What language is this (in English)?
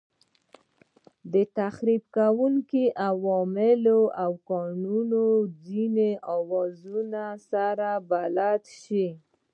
Pashto